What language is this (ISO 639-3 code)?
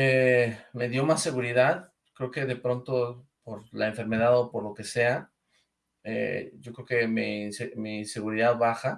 spa